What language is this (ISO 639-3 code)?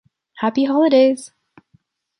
eng